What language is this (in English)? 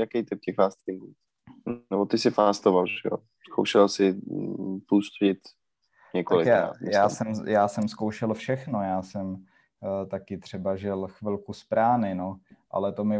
Czech